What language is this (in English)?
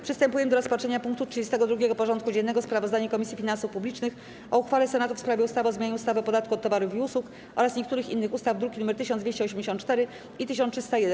Polish